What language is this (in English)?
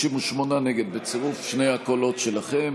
Hebrew